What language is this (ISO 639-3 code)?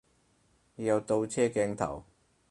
yue